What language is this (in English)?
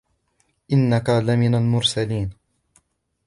Arabic